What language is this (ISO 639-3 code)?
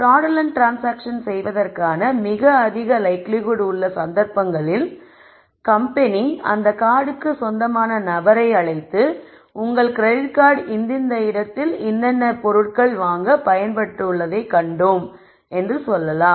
tam